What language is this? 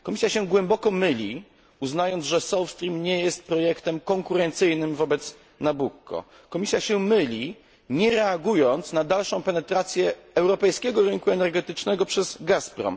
Polish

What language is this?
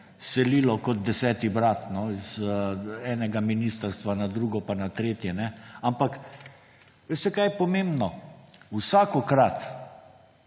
Slovenian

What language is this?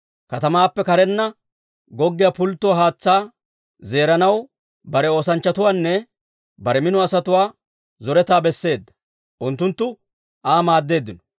Dawro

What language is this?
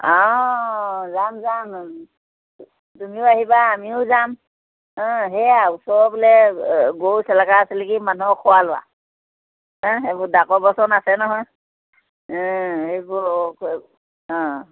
Assamese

